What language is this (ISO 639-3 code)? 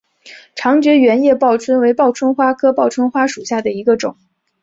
zho